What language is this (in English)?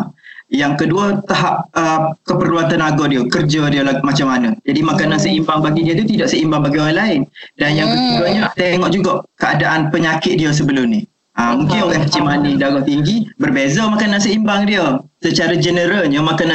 Malay